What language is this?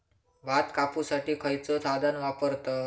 Marathi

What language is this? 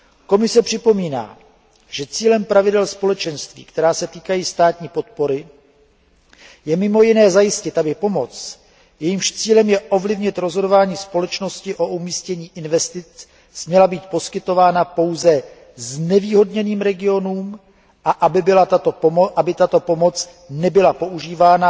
Czech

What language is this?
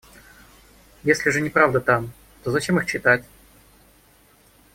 Russian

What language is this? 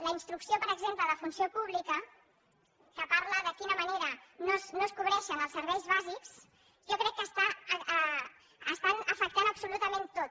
Catalan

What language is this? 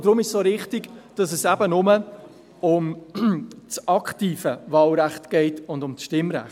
Swiss German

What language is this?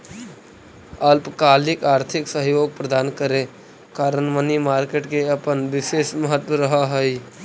Magahi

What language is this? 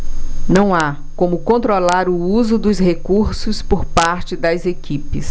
Portuguese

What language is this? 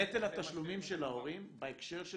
Hebrew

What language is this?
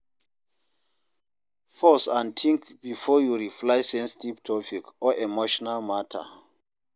Nigerian Pidgin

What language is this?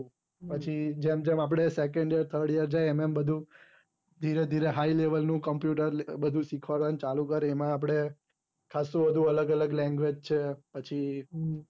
Gujarati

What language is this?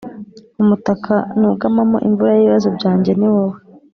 Kinyarwanda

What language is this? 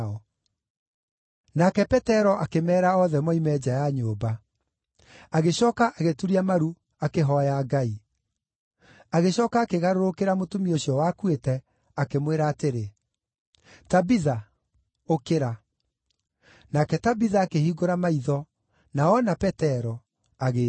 Kikuyu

